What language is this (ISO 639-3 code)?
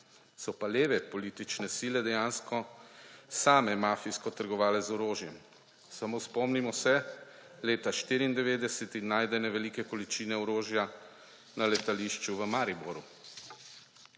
slv